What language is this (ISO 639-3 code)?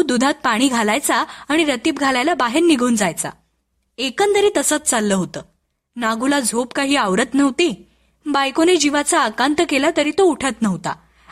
mar